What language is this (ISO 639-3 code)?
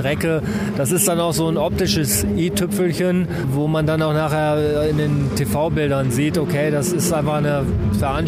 deu